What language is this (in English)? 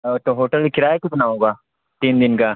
Urdu